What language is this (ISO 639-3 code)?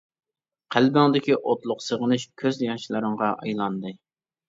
uig